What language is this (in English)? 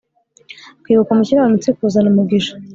Kinyarwanda